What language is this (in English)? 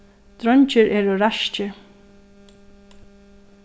Faroese